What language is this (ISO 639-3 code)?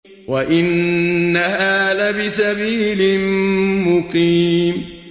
ara